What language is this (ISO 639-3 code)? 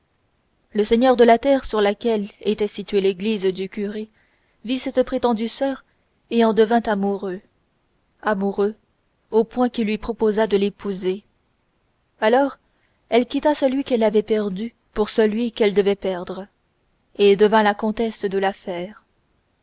fra